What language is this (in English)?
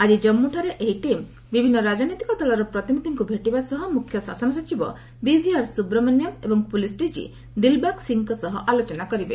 Odia